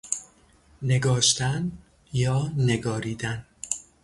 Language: Persian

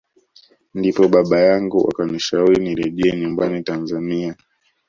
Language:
Swahili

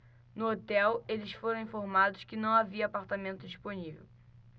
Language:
Portuguese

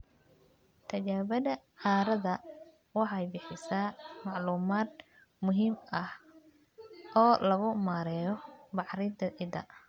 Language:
Somali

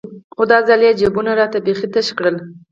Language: Pashto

